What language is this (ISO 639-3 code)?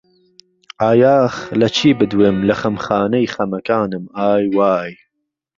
ckb